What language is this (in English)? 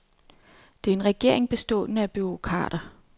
Danish